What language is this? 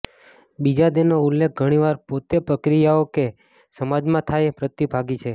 Gujarati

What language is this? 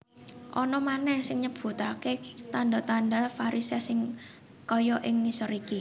Javanese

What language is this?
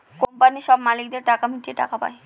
Bangla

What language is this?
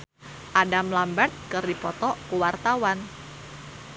Sundanese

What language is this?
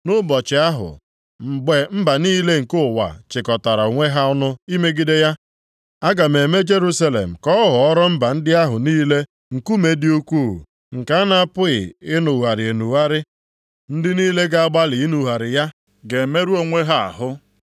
Igbo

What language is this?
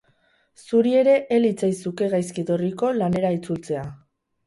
Basque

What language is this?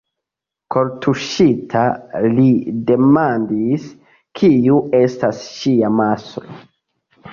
Esperanto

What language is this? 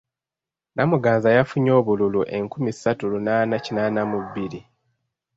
Ganda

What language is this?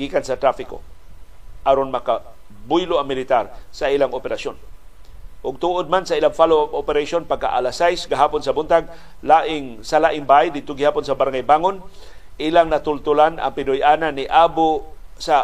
Filipino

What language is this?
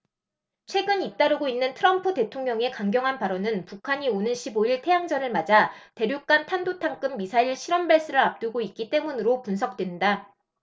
Korean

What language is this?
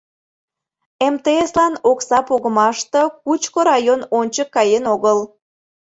Mari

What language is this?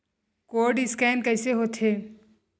Chhattisgarhi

